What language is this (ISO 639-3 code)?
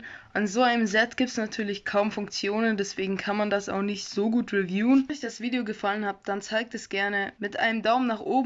deu